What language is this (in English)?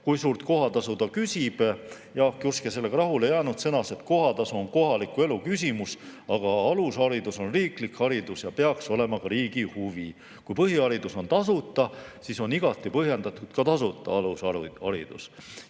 Estonian